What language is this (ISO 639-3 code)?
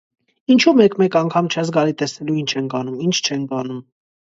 hye